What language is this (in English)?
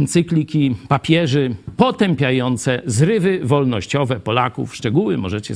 Polish